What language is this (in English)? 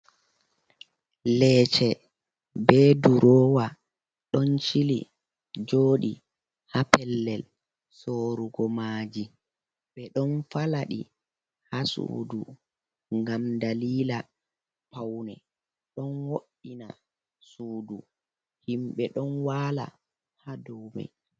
Fula